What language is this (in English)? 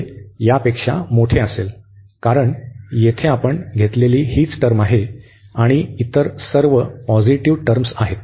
Marathi